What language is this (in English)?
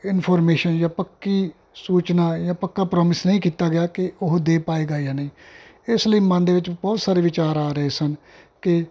Punjabi